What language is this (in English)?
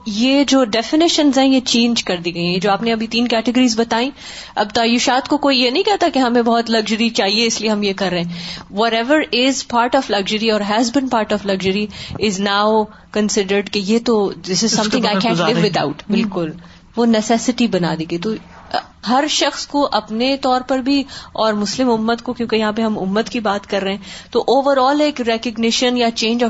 Urdu